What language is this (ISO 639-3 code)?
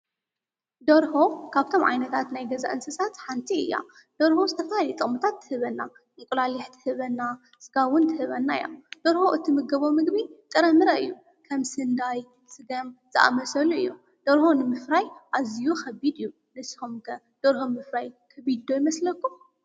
tir